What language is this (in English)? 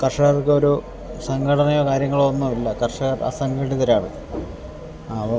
Malayalam